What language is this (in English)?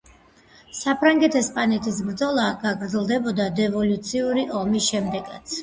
Georgian